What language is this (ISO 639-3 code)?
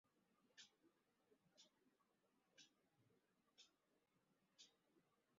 ben